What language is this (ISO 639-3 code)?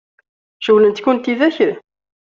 kab